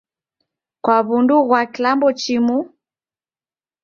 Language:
Taita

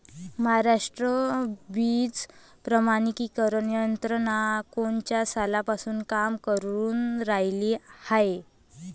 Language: Marathi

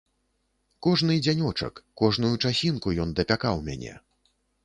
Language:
Belarusian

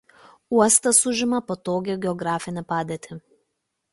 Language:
Lithuanian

